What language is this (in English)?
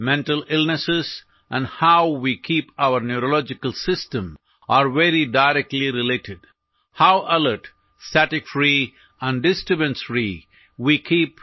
Malayalam